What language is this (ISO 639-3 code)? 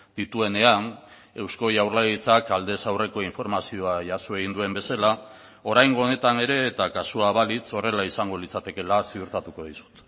eus